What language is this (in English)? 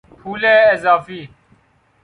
Persian